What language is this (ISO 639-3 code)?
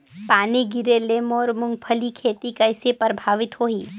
hne